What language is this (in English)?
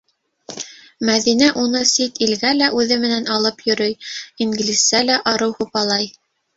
Bashkir